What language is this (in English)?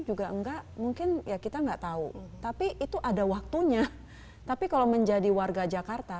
Indonesian